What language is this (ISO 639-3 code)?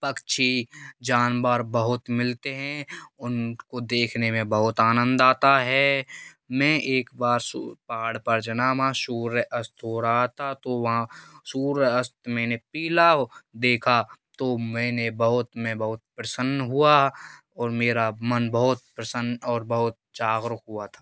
hin